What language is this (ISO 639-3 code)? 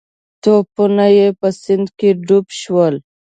pus